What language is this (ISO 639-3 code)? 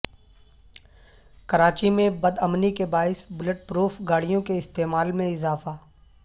urd